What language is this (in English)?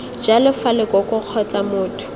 Tswana